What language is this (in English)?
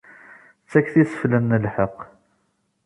Kabyle